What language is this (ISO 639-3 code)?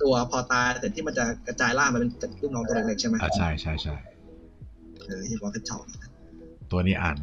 tha